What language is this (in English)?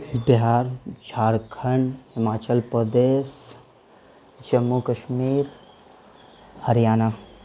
Urdu